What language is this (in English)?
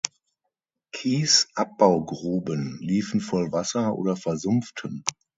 German